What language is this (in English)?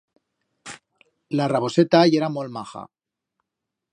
Aragonese